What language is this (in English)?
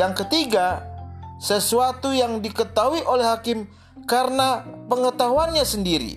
Indonesian